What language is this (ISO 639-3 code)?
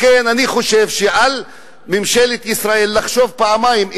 heb